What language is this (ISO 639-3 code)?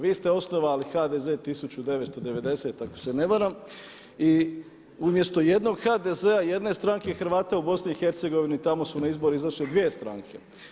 hrv